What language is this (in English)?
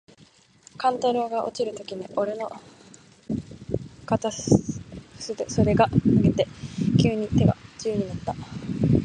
Japanese